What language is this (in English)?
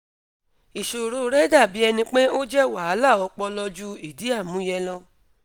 Yoruba